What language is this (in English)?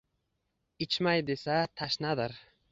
Uzbek